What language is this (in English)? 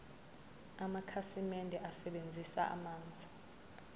Zulu